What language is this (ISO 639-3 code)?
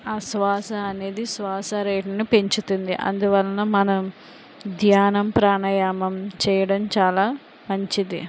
tel